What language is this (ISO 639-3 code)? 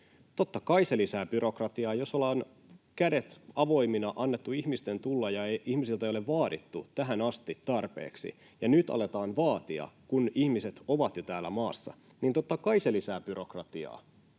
fin